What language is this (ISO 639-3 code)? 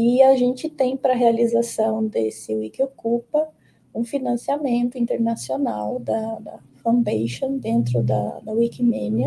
por